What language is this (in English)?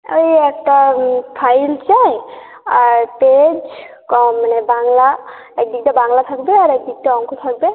Bangla